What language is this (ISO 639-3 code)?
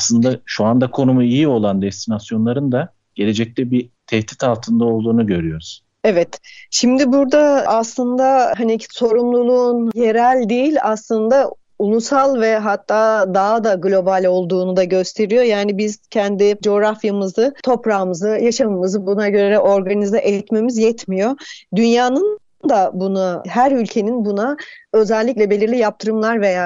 tur